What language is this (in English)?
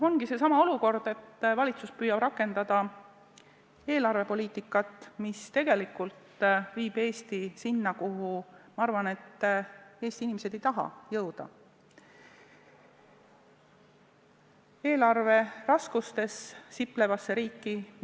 Estonian